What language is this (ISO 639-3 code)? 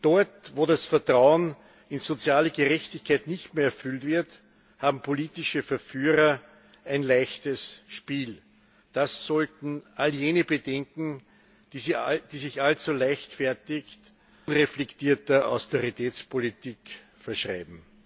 deu